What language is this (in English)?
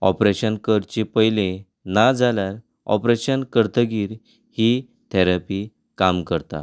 Konkani